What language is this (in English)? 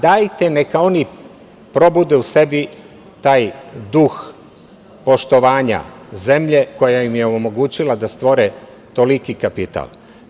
Serbian